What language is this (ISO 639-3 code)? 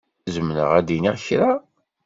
kab